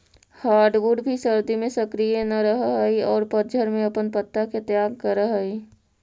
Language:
Magahi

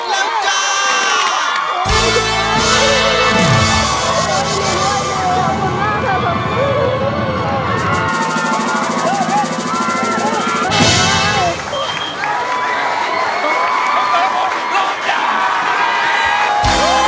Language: Thai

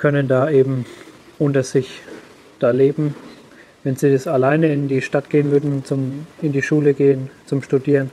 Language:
German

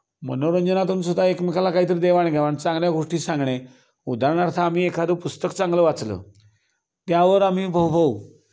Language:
Marathi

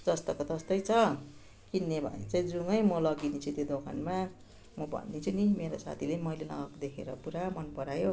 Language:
Nepali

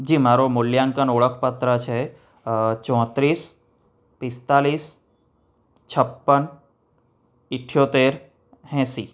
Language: Gujarati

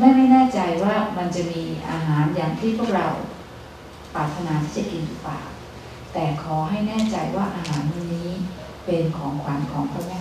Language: Thai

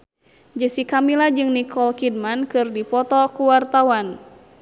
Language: Sundanese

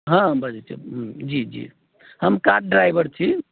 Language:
Maithili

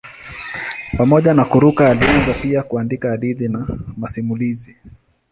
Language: Swahili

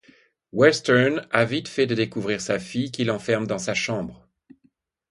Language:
French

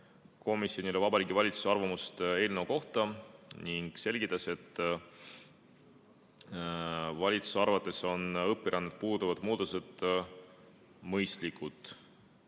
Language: Estonian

